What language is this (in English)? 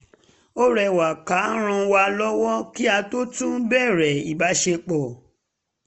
Yoruba